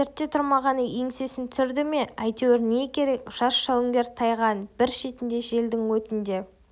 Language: Kazakh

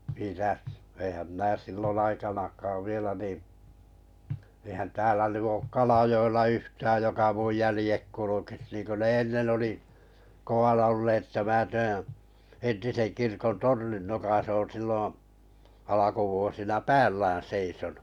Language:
Finnish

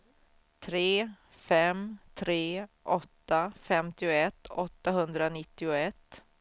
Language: Swedish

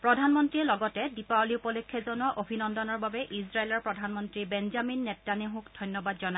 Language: Assamese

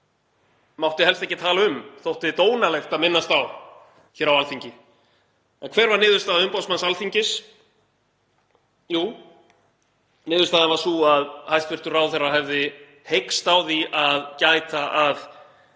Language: Icelandic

